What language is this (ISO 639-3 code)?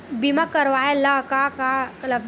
hne